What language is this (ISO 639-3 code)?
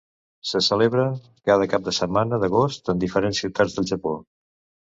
cat